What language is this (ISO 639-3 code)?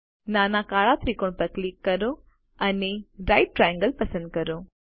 guj